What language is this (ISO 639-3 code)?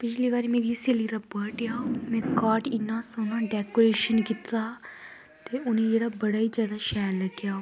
doi